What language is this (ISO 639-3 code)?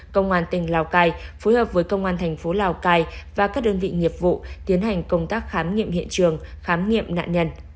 vie